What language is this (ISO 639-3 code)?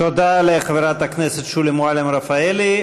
heb